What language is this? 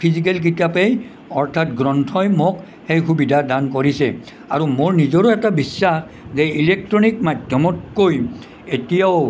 Assamese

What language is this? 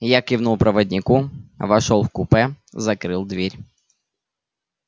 Russian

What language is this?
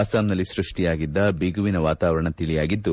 Kannada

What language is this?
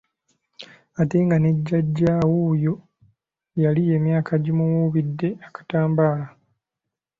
Ganda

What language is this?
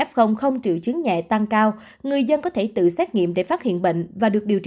Vietnamese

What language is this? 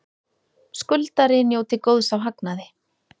Icelandic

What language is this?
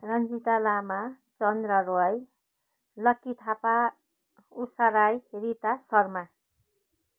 Nepali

